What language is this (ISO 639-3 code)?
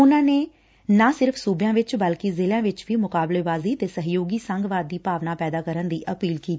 pan